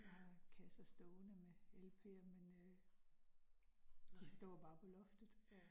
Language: Danish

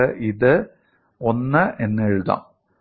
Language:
Malayalam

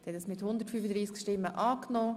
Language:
Swiss German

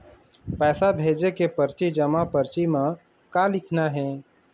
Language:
Chhattisgarhi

